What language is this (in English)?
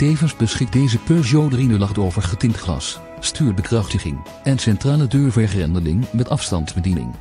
Dutch